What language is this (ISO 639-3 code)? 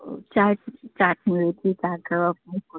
ori